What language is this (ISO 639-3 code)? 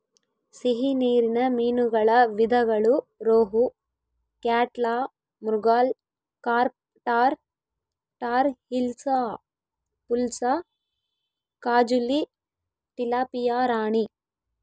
kan